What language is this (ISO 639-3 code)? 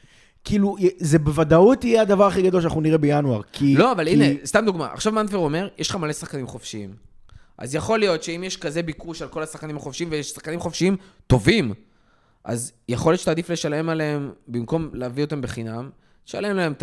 heb